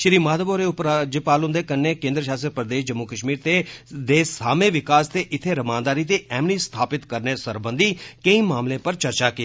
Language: Dogri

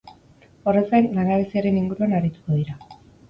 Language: Basque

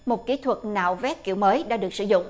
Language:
Vietnamese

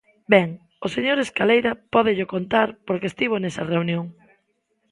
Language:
Galician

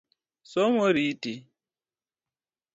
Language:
Luo (Kenya and Tanzania)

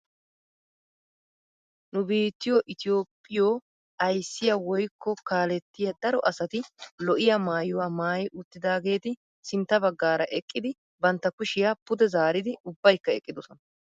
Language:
Wolaytta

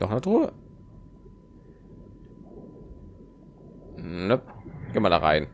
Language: German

